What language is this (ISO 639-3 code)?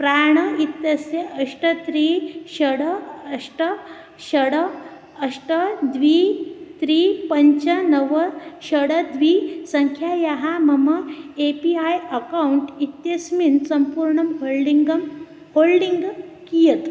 san